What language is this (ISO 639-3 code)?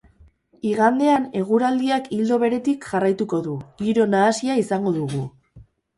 eus